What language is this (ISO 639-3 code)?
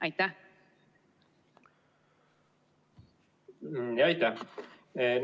est